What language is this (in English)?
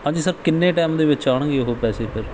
Punjabi